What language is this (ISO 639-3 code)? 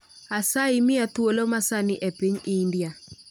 luo